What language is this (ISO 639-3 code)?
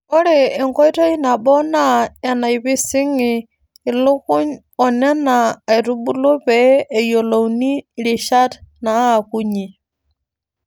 mas